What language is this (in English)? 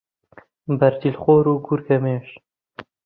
Central Kurdish